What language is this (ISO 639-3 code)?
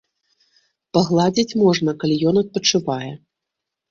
bel